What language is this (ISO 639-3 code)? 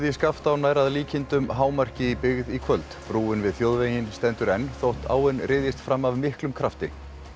isl